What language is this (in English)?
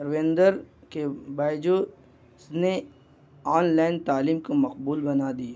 Urdu